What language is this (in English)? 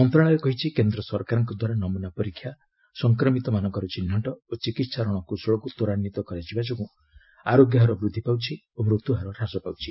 Odia